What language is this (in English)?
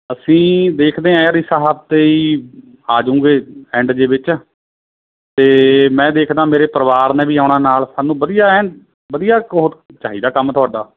Punjabi